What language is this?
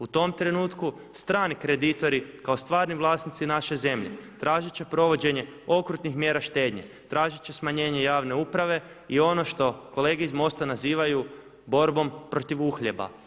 Croatian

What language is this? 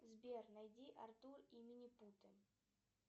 Russian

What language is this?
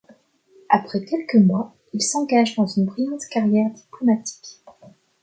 French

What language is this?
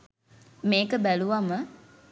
Sinhala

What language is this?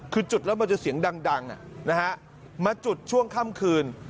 Thai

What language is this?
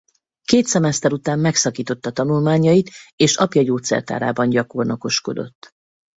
Hungarian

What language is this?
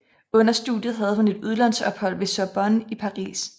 Danish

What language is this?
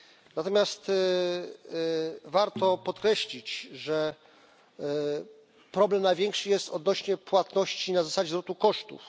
Polish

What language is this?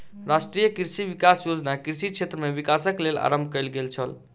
Maithili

